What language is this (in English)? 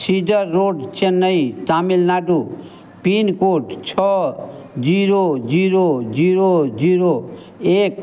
Hindi